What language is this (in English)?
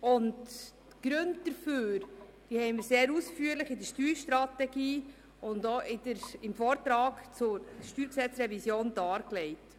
Swiss German